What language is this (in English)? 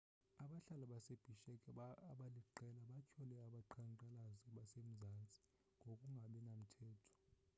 Xhosa